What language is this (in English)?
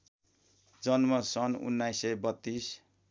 Nepali